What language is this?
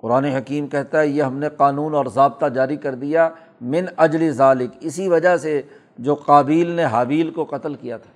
Urdu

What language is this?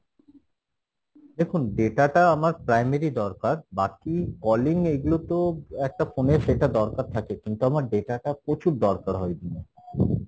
Bangla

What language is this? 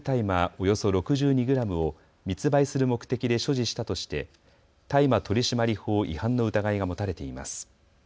Japanese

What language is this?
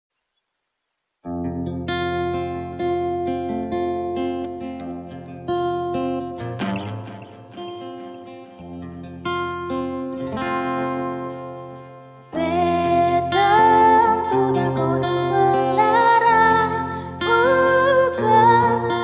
Indonesian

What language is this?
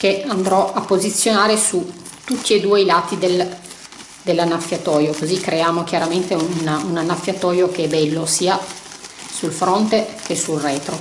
Italian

